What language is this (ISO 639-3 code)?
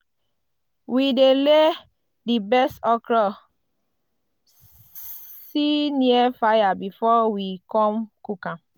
pcm